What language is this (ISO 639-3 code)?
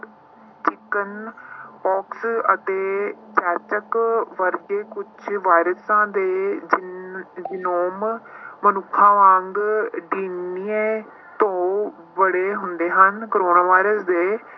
pan